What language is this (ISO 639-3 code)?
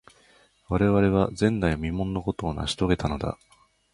jpn